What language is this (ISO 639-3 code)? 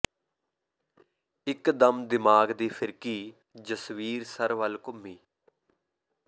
pan